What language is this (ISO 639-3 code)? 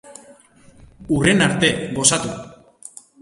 eus